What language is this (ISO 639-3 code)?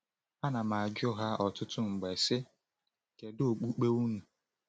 ibo